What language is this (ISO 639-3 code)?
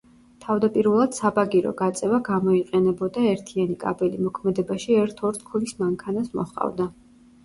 kat